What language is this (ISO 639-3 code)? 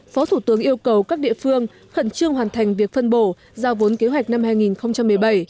vie